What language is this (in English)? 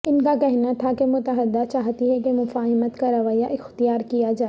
Urdu